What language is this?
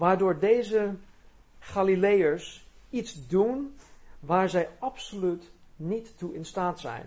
Dutch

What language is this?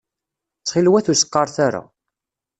Kabyle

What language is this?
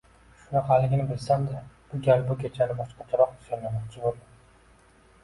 Uzbek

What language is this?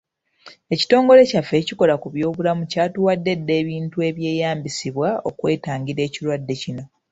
Ganda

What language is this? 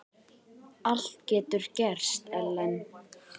Icelandic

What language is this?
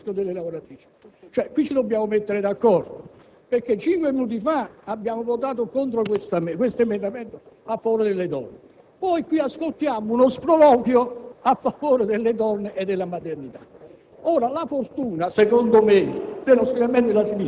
Italian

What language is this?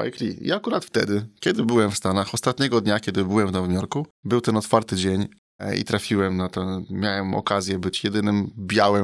Polish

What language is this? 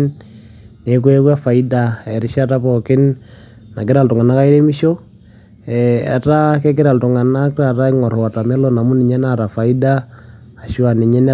Masai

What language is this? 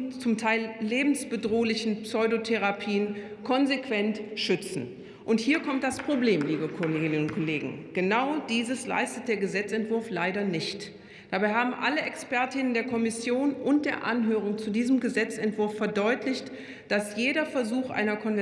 German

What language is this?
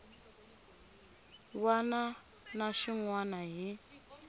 Tsonga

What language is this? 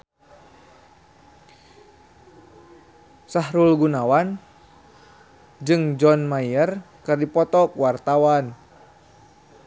Sundanese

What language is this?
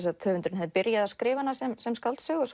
Icelandic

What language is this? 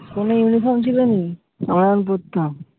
Bangla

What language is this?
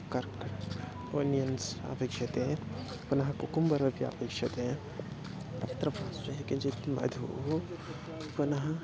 Sanskrit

